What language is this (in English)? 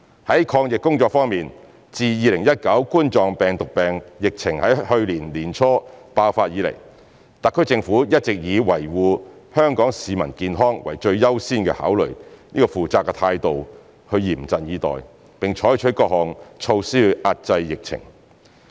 Cantonese